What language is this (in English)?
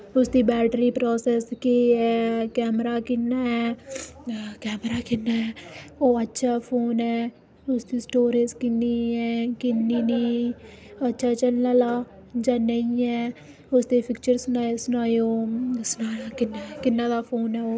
Dogri